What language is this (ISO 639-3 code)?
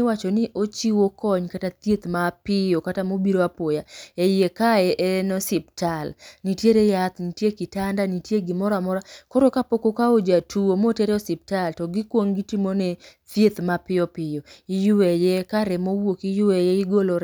luo